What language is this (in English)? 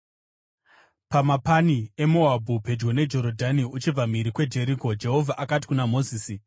Shona